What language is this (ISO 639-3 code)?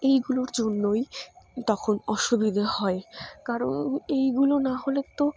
ben